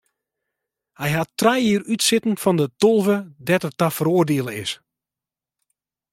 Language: Western Frisian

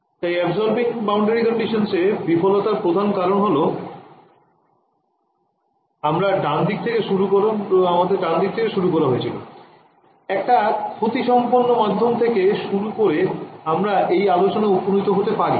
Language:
Bangla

